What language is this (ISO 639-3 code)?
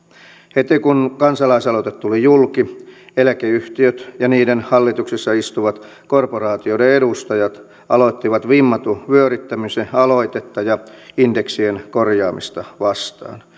fin